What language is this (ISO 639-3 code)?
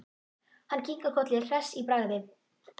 isl